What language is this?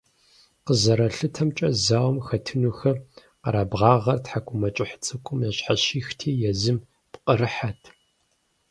Kabardian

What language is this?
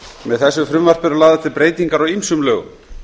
Icelandic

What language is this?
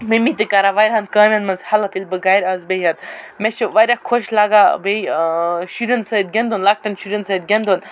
Kashmiri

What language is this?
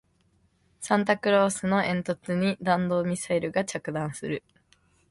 Japanese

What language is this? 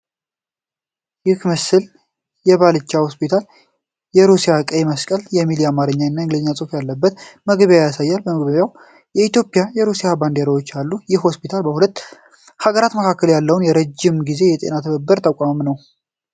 Amharic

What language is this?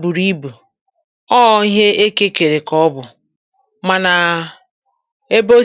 Igbo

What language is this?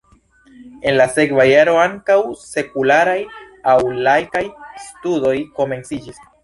Esperanto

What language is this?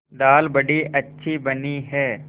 Hindi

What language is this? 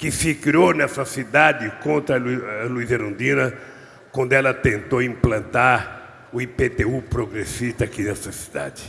Portuguese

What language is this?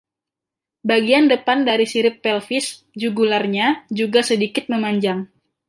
Indonesian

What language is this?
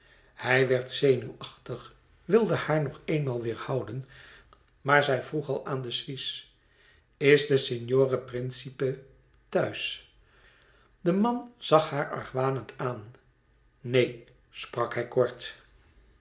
Dutch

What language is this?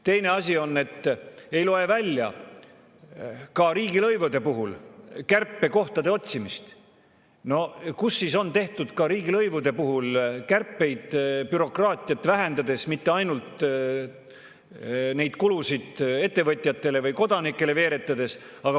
Estonian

